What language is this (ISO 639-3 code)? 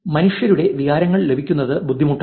mal